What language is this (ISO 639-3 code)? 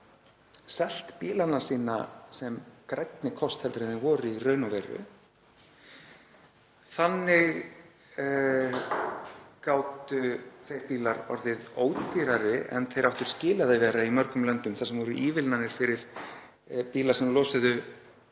isl